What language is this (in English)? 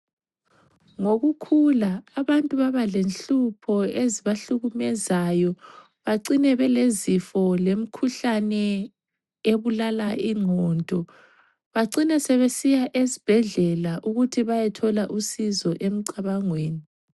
North Ndebele